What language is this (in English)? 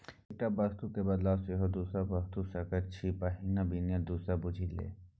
Maithili